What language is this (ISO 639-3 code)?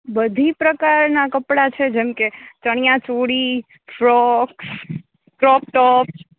guj